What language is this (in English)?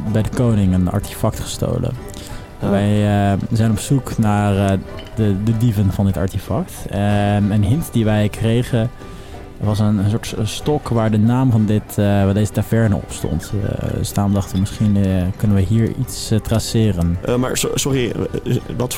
Dutch